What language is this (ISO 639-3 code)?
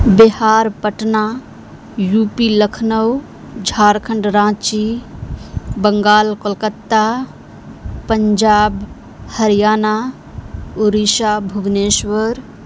urd